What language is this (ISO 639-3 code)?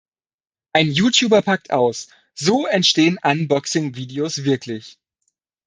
deu